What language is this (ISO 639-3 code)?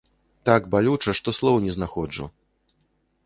bel